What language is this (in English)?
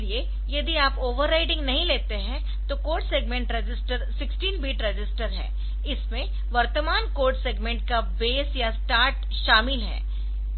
Hindi